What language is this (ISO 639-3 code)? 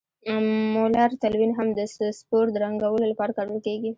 pus